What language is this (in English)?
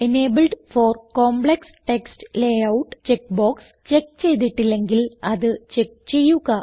Malayalam